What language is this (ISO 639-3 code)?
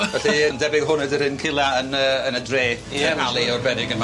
cym